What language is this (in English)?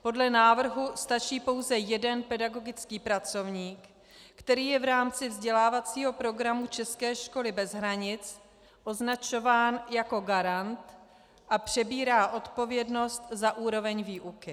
Czech